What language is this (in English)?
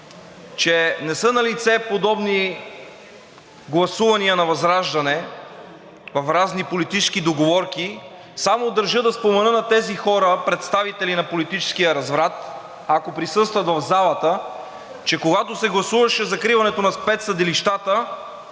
Bulgarian